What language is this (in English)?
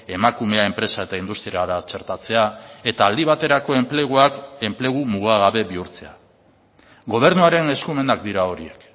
Basque